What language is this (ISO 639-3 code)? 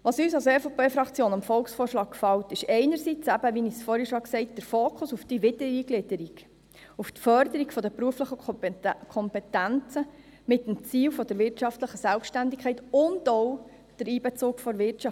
gsw